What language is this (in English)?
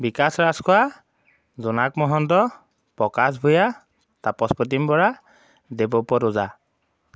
Assamese